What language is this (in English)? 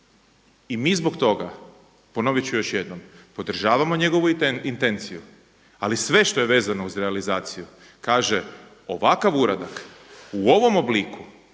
Croatian